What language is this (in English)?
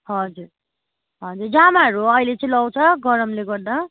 Nepali